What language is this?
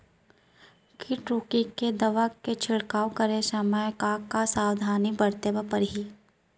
Chhattisgarhi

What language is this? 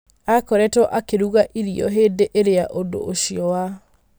Kikuyu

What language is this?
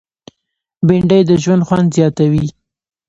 Pashto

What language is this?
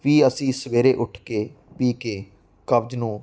Punjabi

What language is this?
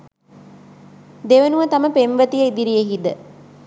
Sinhala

